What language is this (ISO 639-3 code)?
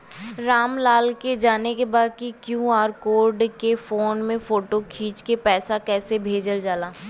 bho